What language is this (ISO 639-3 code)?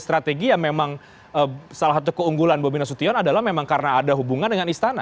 ind